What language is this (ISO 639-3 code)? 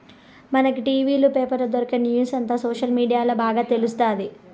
tel